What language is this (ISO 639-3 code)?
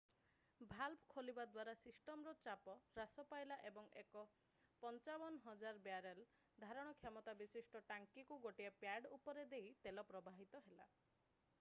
ori